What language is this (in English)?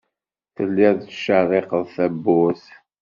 Kabyle